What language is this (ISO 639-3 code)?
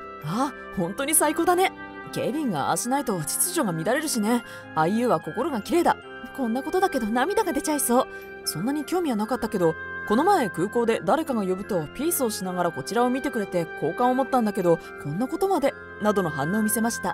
jpn